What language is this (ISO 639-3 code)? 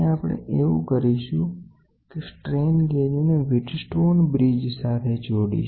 guj